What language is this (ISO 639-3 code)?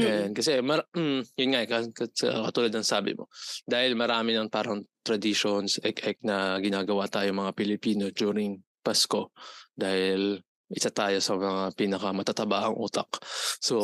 fil